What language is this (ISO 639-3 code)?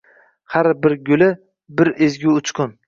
uzb